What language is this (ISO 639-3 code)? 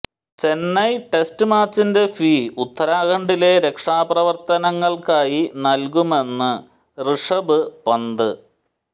mal